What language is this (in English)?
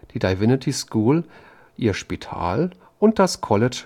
German